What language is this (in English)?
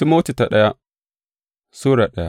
Hausa